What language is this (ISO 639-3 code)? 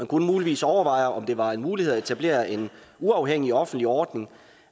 dan